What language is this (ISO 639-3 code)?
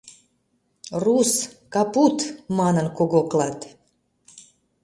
chm